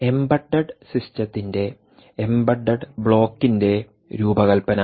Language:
Malayalam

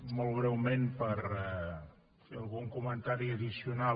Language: Catalan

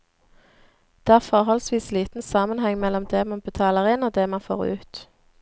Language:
Norwegian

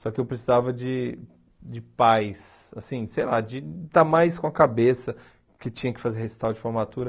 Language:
Portuguese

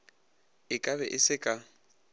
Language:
Northern Sotho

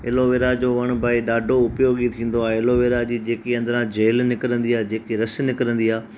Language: Sindhi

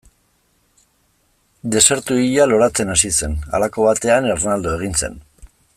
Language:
Basque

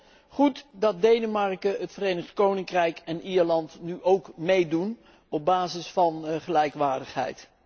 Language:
Dutch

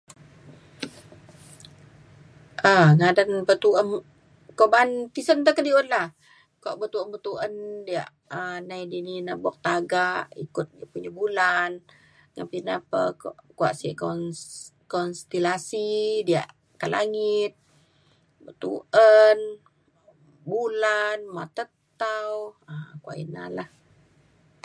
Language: Mainstream Kenyah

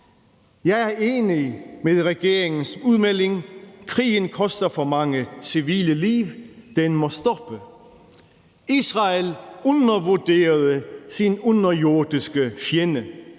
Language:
Danish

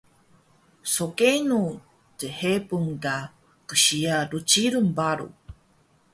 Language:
Taroko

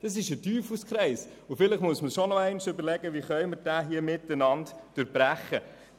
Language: Swiss German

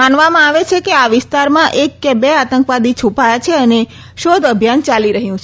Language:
Gujarati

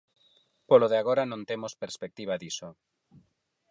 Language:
Galician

